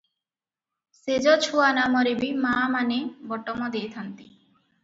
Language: Odia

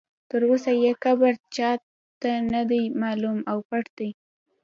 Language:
Pashto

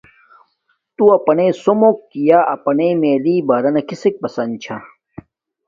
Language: Domaaki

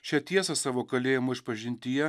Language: Lithuanian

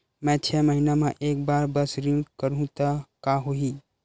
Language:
Chhattisgarhi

